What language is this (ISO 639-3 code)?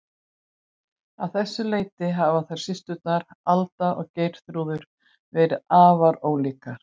isl